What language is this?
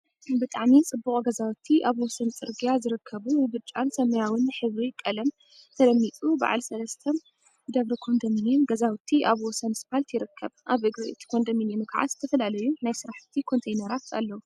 Tigrinya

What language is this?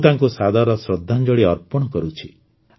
Odia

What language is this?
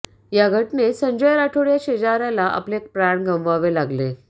Marathi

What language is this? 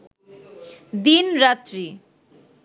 Bangla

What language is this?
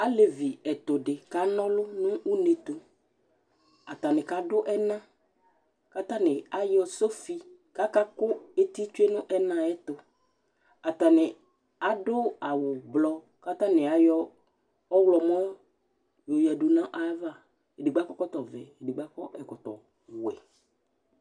Ikposo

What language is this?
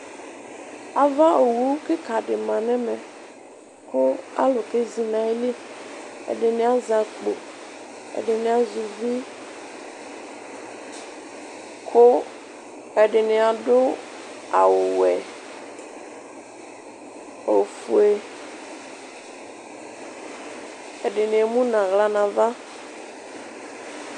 Ikposo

